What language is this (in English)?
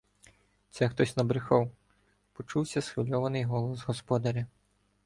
Ukrainian